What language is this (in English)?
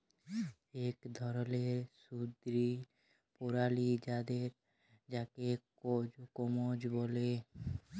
Bangla